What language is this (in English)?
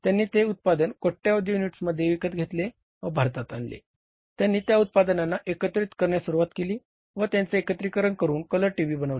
Marathi